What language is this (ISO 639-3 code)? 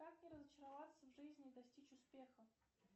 rus